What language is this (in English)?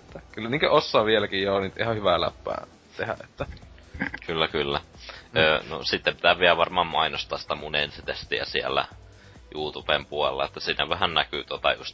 Finnish